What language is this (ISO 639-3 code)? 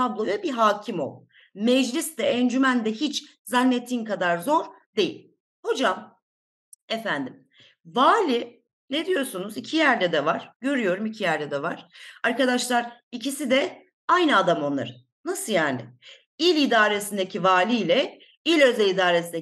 tur